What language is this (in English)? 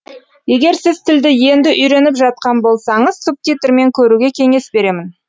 Kazakh